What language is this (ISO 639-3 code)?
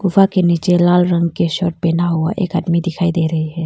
hin